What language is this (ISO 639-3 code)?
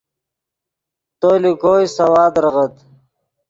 ydg